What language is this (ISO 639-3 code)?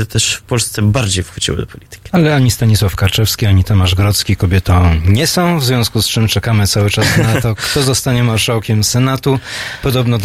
pol